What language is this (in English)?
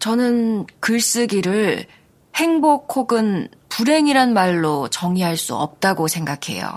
Korean